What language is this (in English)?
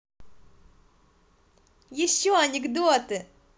Russian